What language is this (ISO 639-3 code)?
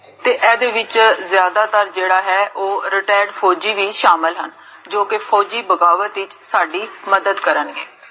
pan